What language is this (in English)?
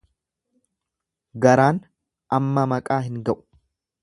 Oromo